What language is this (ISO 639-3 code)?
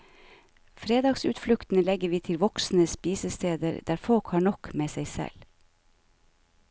nor